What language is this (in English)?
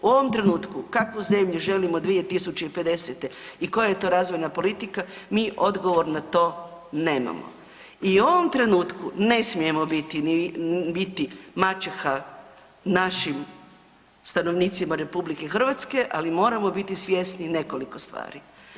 Croatian